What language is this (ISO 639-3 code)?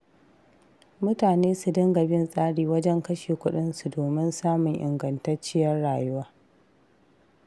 hau